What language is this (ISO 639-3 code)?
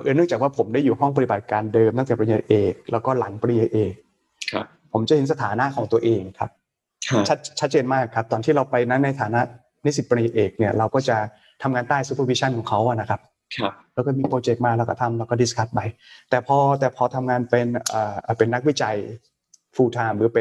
tha